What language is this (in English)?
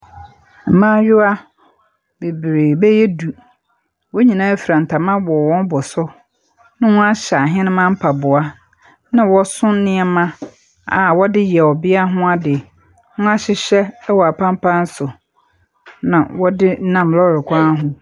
Akan